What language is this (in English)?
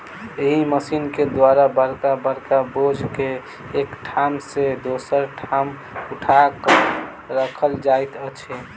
Maithili